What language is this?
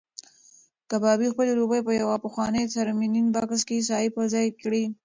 Pashto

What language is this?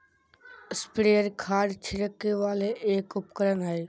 Magahi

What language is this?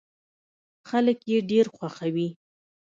Pashto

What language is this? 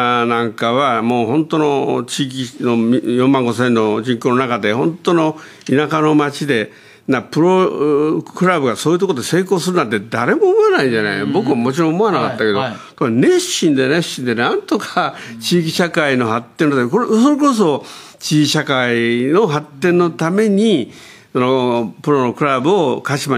Japanese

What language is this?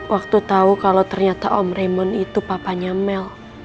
Indonesian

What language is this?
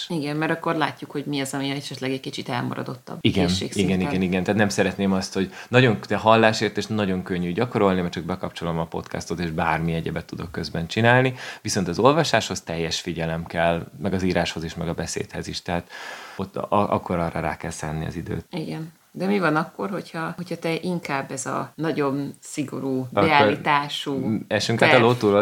Hungarian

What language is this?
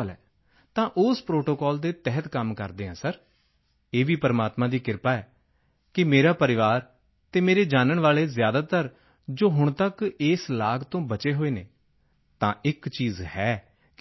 Punjabi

